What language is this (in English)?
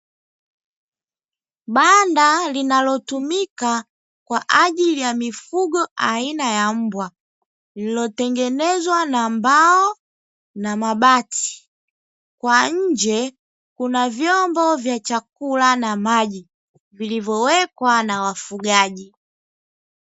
Swahili